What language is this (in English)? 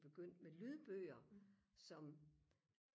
Danish